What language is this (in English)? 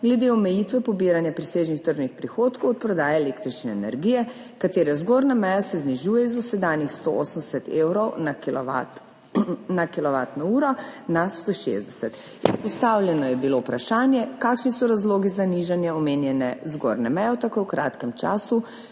Slovenian